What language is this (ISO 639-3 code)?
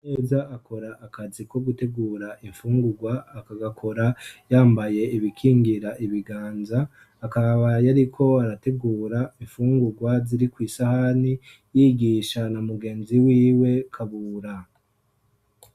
run